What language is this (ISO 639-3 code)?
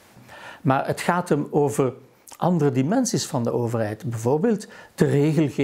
nld